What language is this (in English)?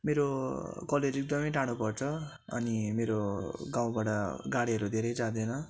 Nepali